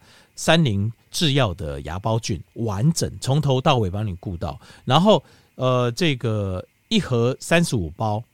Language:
Chinese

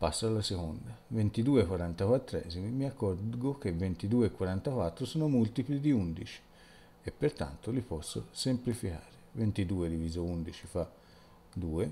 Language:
Italian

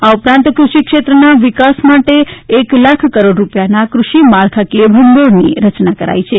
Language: Gujarati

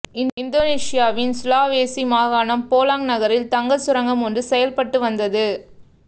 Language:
Tamil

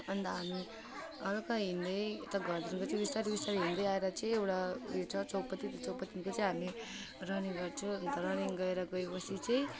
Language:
Nepali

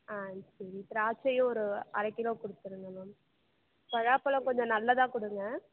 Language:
Tamil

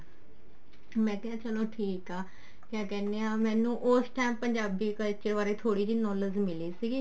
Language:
Punjabi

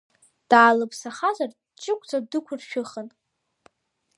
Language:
Abkhazian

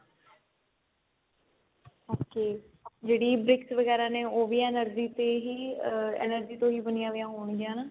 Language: Punjabi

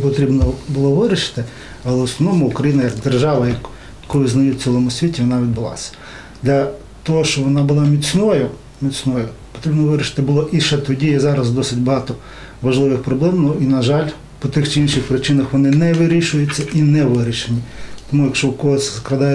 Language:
Ukrainian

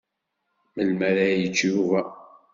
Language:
Kabyle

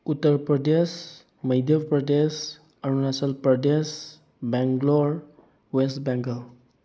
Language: Manipuri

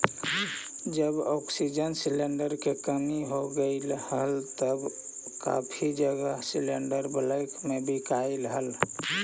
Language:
Magahi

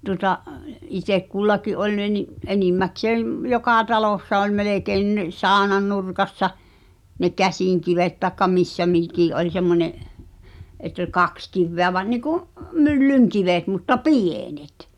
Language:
Finnish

